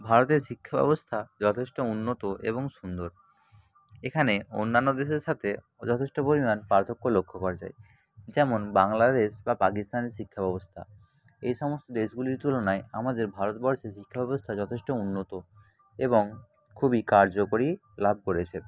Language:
Bangla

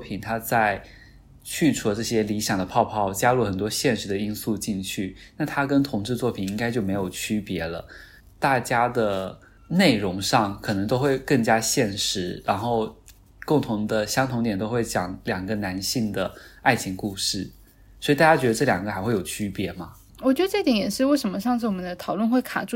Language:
Chinese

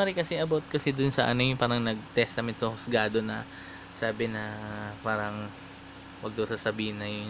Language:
Filipino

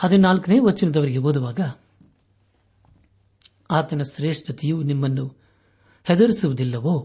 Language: Kannada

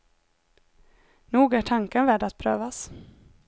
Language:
Swedish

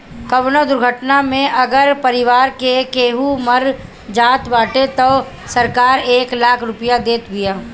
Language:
Bhojpuri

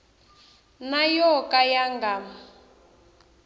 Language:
Tsonga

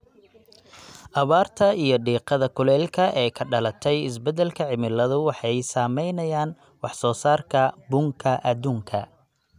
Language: Somali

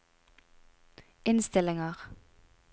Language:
Norwegian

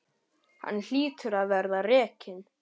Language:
Icelandic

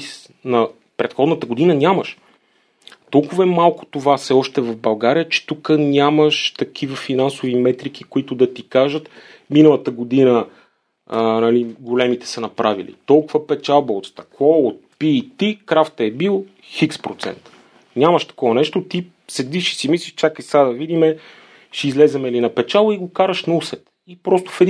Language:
Bulgarian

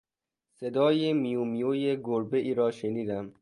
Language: Persian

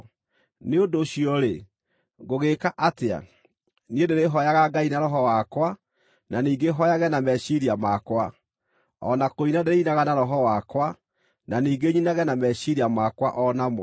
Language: Kikuyu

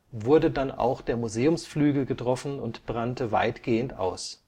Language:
German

